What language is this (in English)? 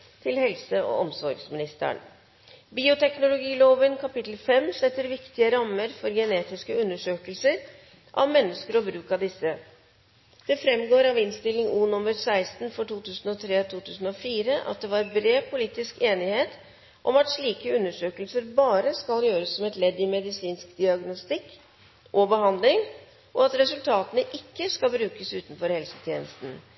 Norwegian Nynorsk